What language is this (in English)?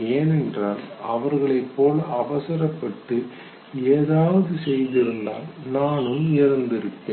Tamil